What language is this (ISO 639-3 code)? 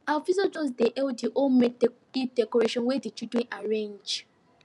pcm